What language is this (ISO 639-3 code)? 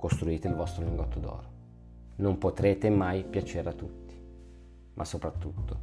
ita